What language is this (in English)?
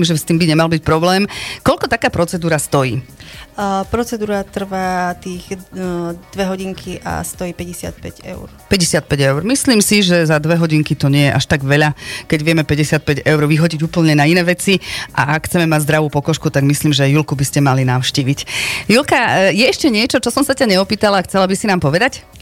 Slovak